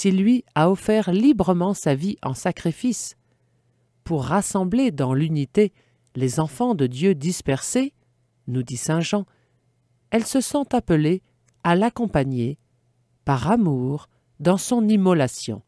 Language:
French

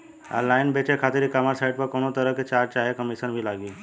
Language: Bhojpuri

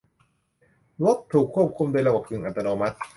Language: Thai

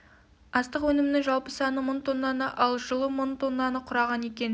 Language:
Kazakh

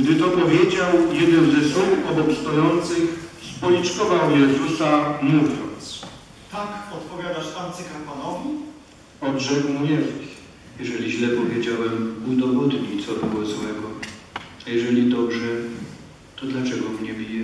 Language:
Polish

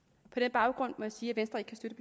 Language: Danish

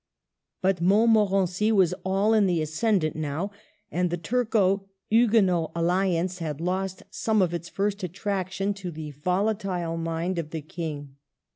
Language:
English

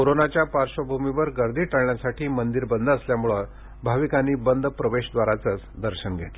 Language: Marathi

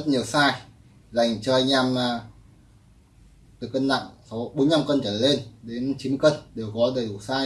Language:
Vietnamese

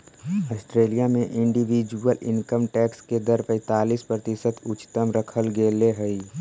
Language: Magahi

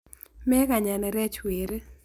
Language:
Kalenjin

